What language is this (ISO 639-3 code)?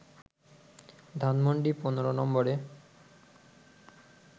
ben